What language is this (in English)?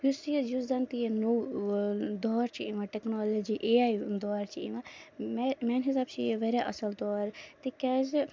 Kashmiri